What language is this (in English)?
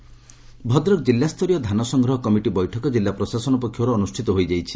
Odia